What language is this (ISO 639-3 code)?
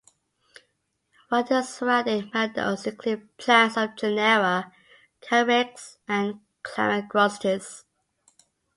eng